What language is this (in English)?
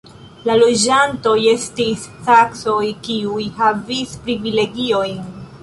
Esperanto